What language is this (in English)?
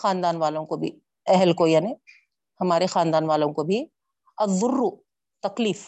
Urdu